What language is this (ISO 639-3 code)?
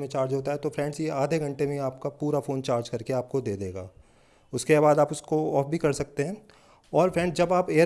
hin